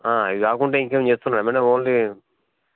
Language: Telugu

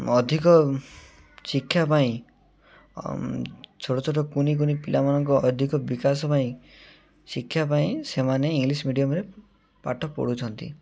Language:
Odia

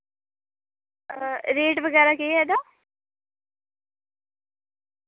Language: Dogri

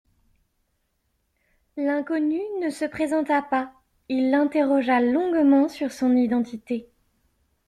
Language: French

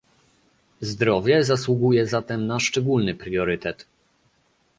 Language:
Polish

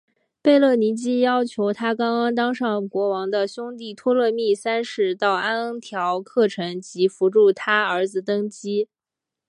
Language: Chinese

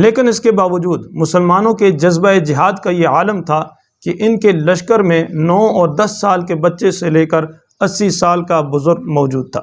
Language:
Urdu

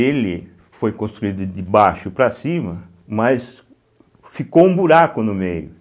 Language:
Portuguese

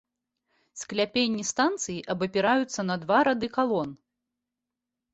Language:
Belarusian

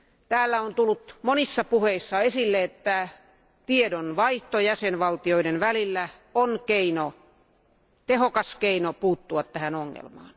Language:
Finnish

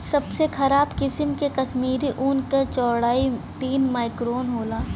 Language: Bhojpuri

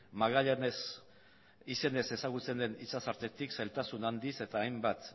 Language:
Basque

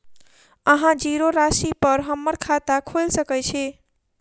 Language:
Maithili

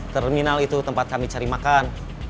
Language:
Indonesian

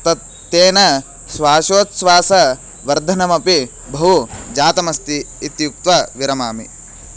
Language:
Sanskrit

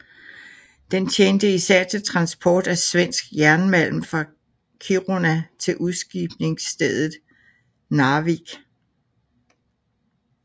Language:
Danish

